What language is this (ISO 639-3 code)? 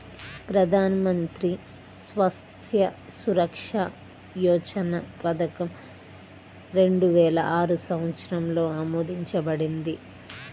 tel